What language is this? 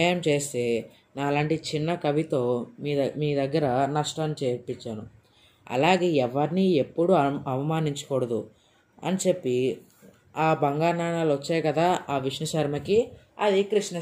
Telugu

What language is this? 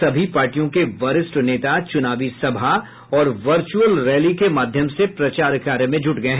Hindi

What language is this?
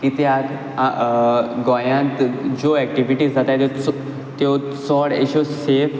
Konkani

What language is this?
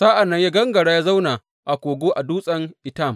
Hausa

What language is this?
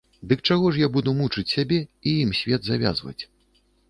Belarusian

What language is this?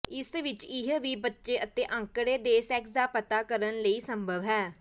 Punjabi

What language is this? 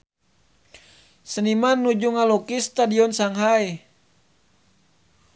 Sundanese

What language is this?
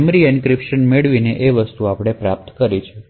Gujarati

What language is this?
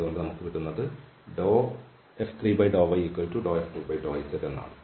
Malayalam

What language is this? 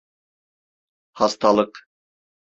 Turkish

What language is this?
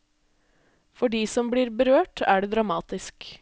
Norwegian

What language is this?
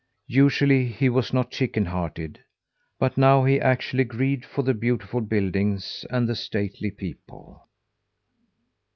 English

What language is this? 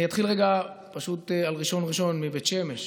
Hebrew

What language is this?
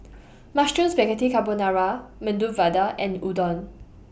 English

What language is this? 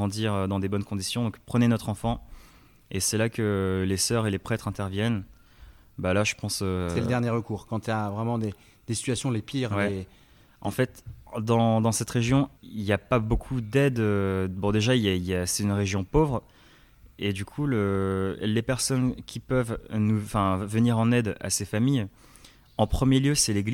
French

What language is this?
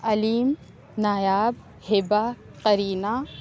Urdu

